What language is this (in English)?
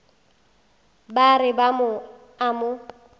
Northern Sotho